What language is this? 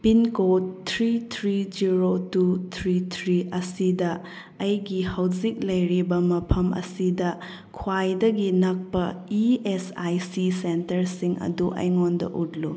Manipuri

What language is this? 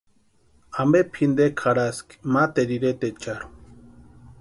Western Highland Purepecha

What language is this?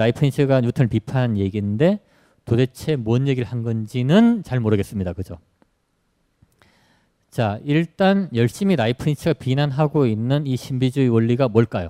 Korean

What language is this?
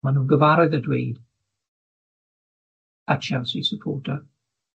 Welsh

